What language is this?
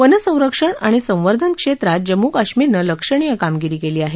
Marathi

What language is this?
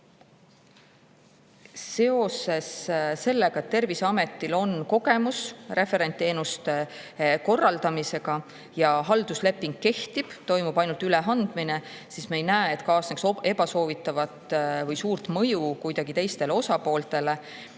Estonian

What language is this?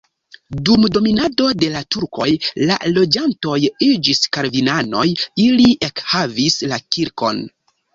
Esperanto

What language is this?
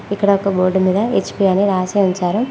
Telugu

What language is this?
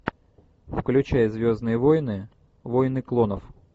Russian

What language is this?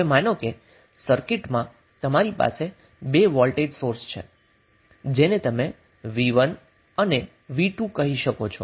Gujarati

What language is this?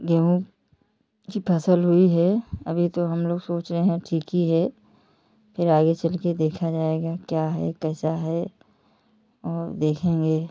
Hindi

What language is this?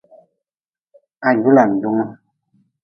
Nawdm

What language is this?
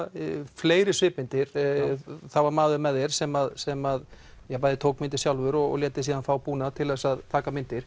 Icelandic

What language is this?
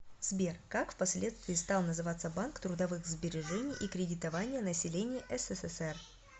Russian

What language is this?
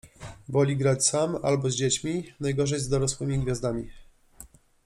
Polish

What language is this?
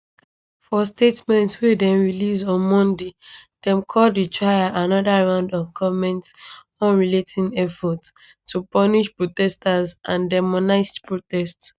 Nigerian Pidgin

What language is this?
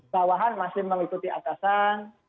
Indonesian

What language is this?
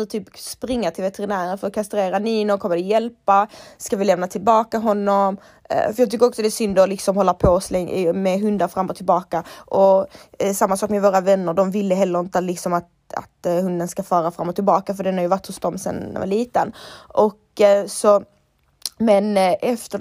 Swedish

